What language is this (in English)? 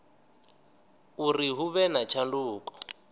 Venda